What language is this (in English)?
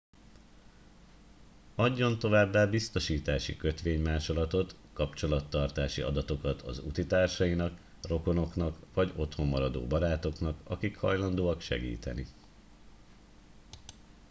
Hungarian